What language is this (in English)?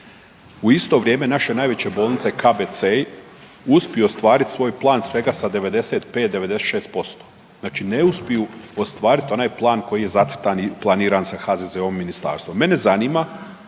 Croatian